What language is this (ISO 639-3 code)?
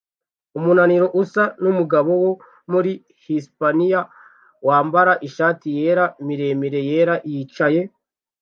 kin